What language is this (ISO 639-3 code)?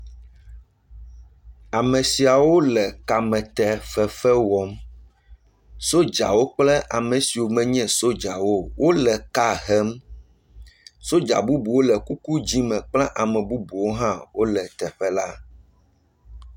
ewe